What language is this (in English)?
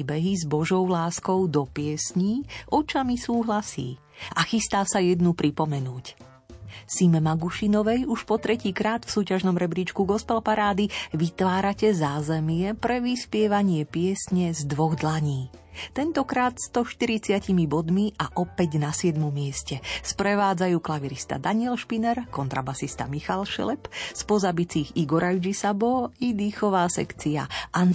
Slovak